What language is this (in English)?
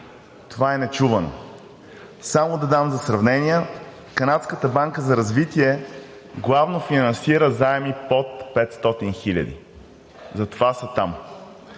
Bulgarian